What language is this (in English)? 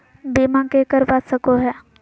Magahi